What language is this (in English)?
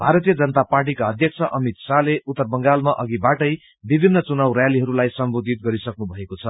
Nepali